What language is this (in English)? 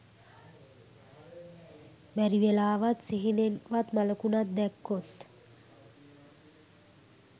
Sinhala